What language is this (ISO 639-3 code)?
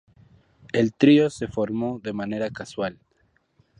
spa